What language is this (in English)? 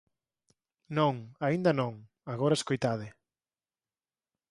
Galician